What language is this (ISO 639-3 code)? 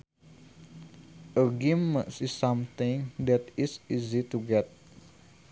sun